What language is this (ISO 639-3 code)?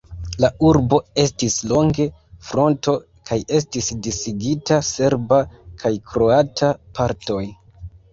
epo